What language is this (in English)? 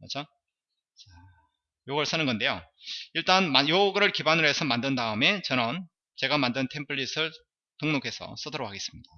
Korean